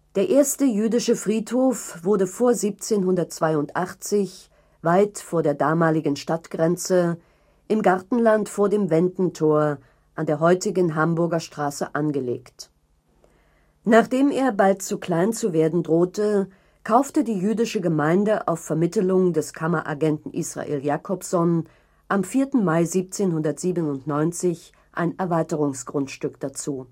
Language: German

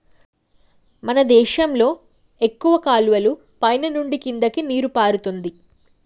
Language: Telugu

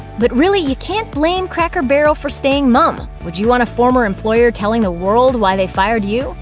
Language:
English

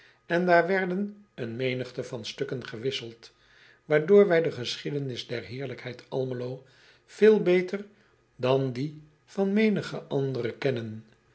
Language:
Dutch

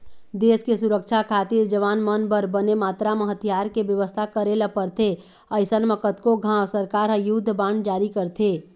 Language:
Chhattisgarhi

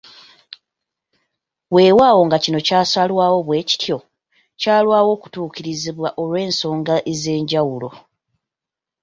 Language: Ganda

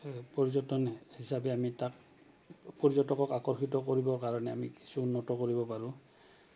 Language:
Assamese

